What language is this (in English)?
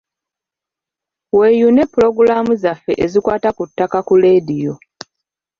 Ganda